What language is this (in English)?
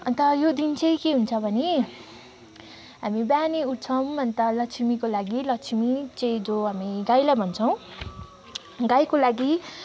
Nepali